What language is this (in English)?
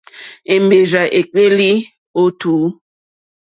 Mokpwe